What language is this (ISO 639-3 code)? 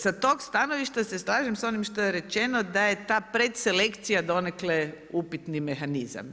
hrv